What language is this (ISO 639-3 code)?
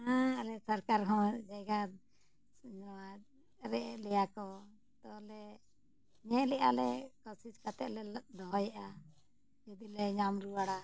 sat